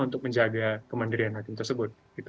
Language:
Indonesian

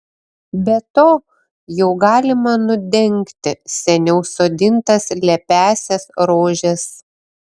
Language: Lithuanian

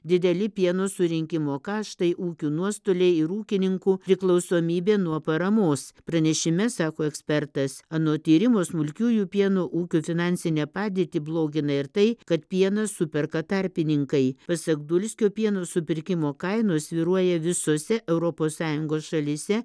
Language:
Lithuanian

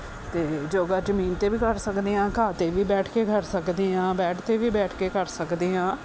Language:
Punjabi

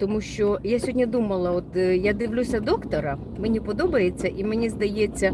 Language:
Ukrainian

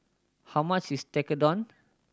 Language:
English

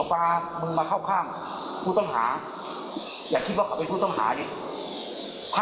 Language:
Thai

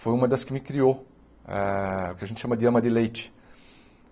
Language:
Portuguese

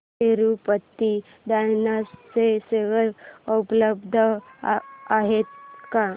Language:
Marathi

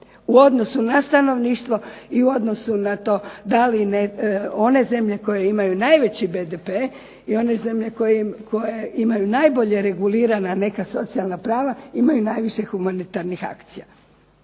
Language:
Croatian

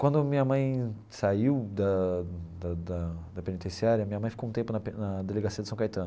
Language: Portuguese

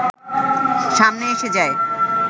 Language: Bangla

